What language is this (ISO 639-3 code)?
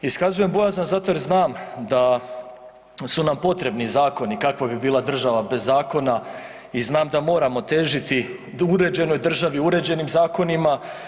hrv